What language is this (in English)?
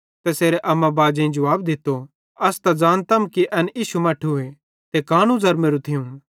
Bhadrawahi